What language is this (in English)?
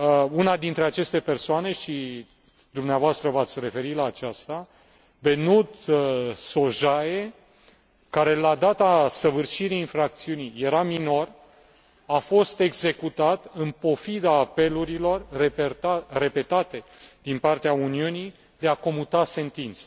Romanian